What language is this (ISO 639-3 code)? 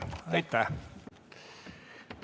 est